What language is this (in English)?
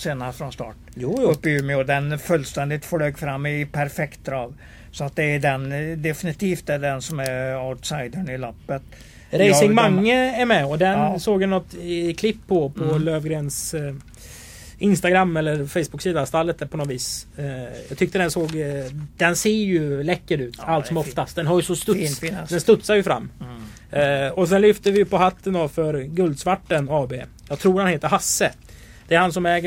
Swedish